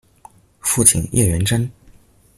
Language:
Chinese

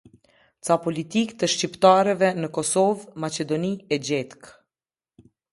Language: Albanian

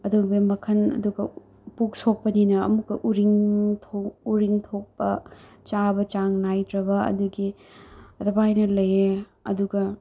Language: Manipuri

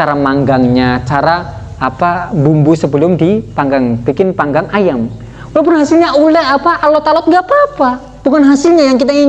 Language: Indonesian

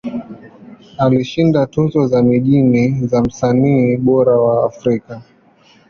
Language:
Swahili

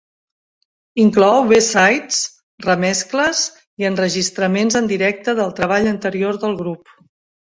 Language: Catalan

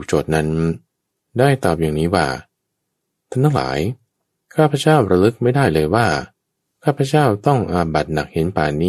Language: Thai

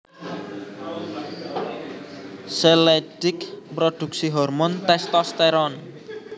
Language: Javanese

